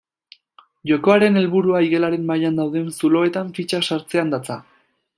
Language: Basque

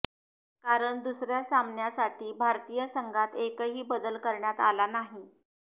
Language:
Marathi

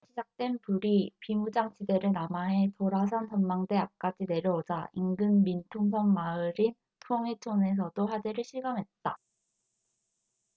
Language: Korean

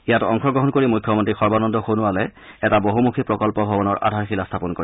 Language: Assamese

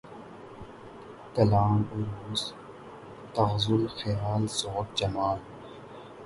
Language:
Urdu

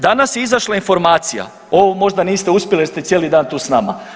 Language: Croatian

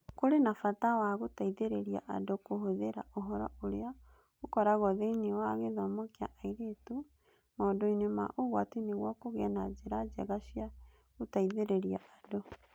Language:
Kikuyu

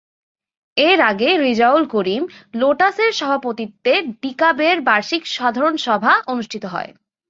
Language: Bangla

